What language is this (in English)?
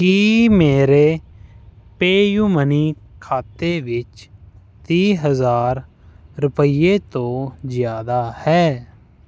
Punjabi